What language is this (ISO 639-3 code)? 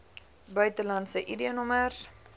afr